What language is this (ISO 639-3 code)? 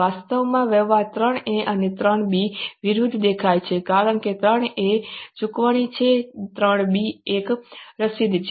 guj